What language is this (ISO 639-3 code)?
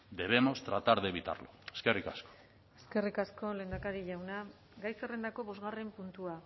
eus